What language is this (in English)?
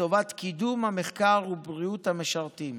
Hebrew